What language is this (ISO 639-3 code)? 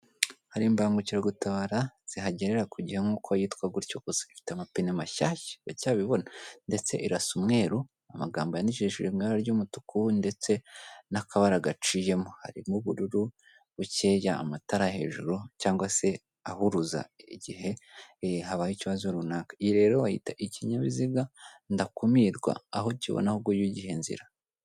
kin